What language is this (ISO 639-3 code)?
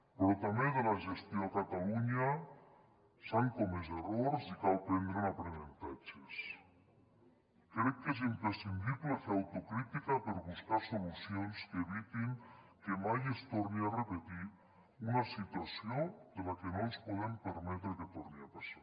cat